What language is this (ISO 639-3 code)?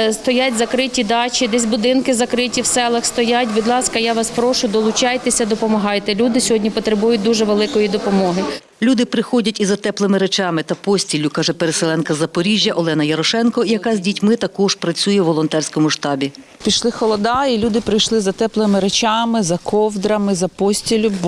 ukr